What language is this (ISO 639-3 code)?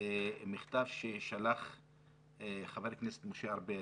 heb